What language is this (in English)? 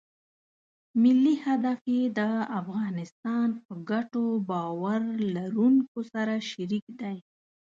Pashto